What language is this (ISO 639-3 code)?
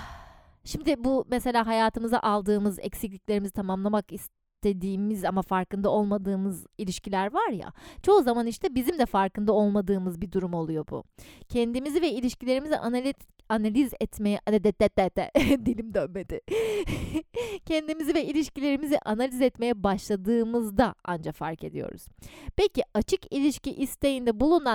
tur